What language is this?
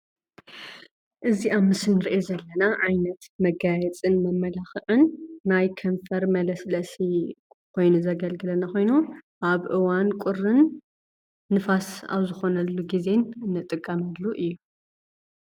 Tigrinya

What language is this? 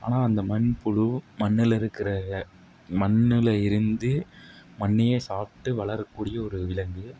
Tamil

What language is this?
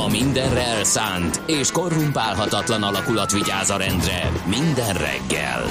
Hungarian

